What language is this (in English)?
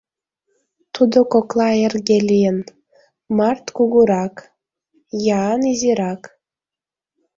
Mari